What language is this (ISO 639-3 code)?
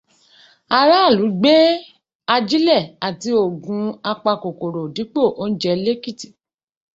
yor